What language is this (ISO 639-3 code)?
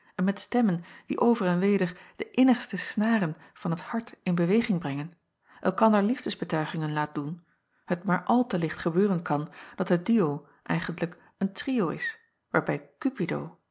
nld